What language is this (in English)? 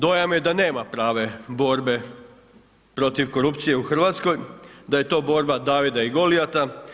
Croatian